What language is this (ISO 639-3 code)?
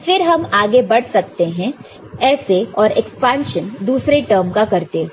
hin